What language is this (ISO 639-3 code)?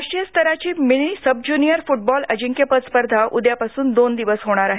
mar